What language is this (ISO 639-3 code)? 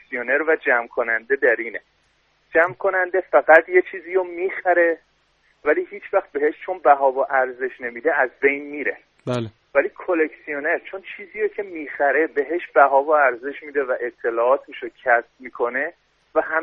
fas